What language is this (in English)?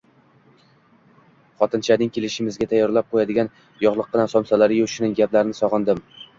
Uzbek